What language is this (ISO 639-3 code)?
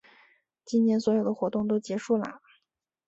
zho